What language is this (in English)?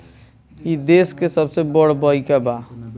Bhojpuri